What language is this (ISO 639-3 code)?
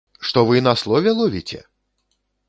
bel